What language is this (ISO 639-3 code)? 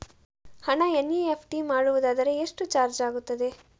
kan